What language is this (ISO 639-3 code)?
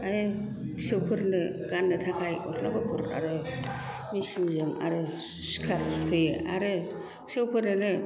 brx